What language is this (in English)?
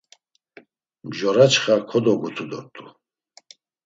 Laz